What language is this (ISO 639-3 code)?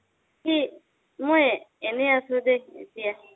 asm